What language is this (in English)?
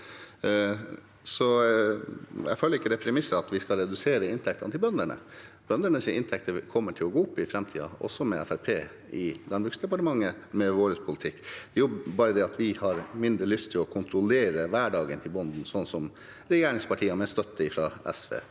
Norwegian